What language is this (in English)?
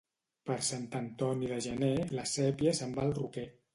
Catalan